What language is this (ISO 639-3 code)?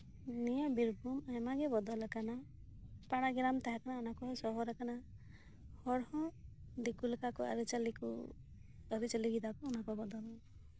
sat